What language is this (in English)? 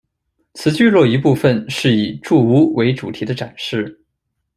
Chinese